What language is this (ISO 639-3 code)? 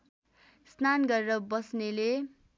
nep